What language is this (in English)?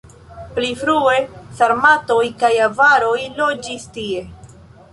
Esperanto